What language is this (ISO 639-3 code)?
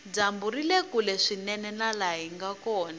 tso